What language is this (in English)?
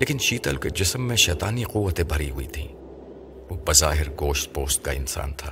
Urdu